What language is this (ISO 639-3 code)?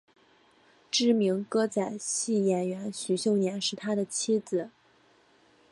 zho